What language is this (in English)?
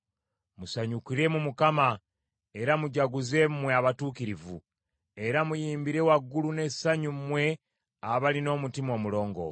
Ganda